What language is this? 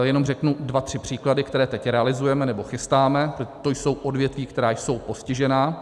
Czech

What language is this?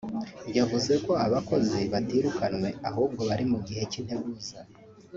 Kinyarwanda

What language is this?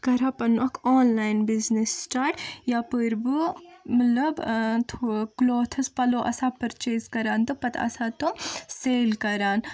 Kashmiri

